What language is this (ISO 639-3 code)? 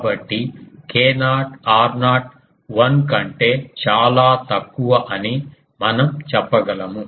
tel